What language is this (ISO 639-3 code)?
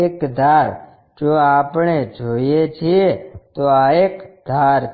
guj